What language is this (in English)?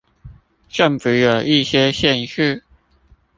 Chinese